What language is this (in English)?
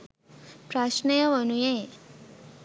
Sinhala